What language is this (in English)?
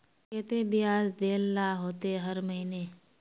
Magahi